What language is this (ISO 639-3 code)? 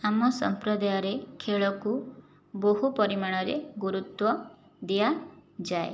ori